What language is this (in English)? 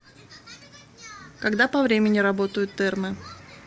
Russian